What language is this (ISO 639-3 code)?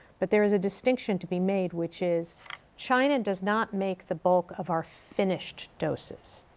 eng